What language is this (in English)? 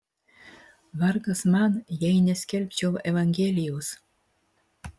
Lithuanian